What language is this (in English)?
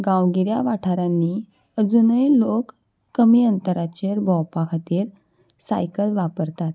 Konkani